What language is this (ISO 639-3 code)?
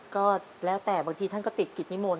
tha